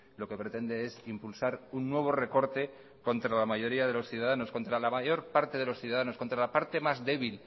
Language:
Spanish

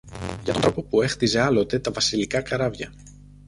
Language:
Greek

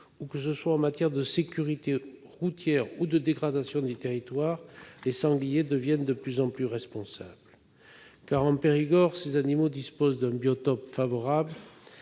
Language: French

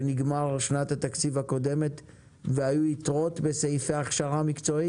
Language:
Hebrew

